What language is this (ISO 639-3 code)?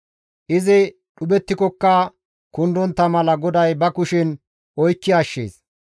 gmv